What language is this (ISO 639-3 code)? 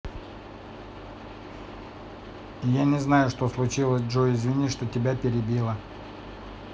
rus